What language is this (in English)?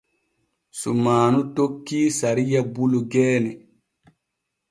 Borgu Fulfulde